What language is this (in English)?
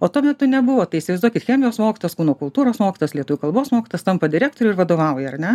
Lithuanian